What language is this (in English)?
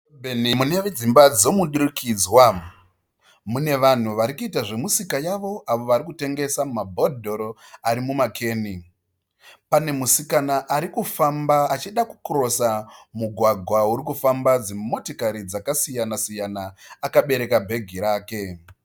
Shona